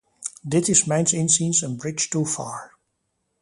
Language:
Dutch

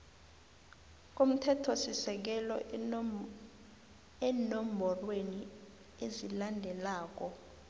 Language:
South Ndebele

